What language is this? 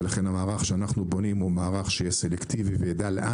Hebrew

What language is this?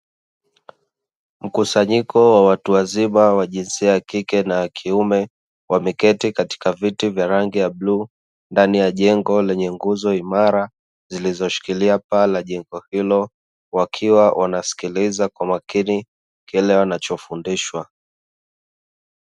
Swahili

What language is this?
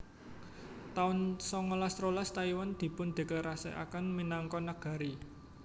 Javanese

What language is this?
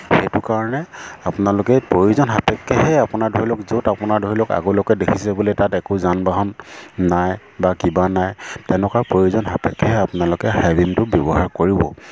Assamese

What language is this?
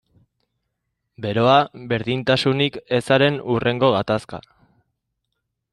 Basque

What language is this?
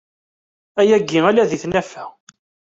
Kabyle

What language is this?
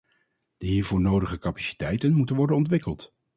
Dutch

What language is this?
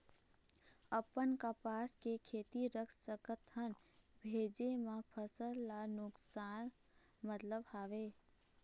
Chhattisgarhi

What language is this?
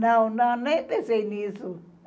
Portuguese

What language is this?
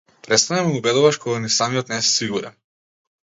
Macedonian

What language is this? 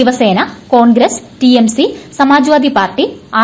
Malayalam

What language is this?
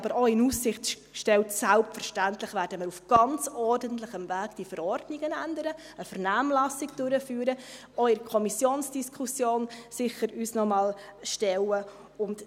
Swiss German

